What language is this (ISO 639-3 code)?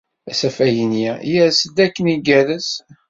kab